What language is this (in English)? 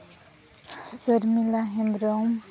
Santali